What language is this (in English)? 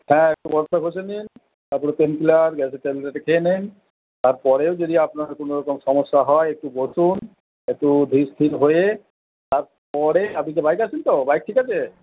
Bangla